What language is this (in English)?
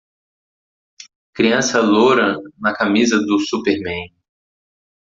Portuguese